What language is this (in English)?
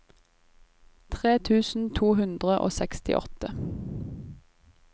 Norwegian